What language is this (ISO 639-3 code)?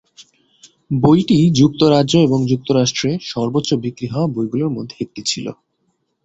ben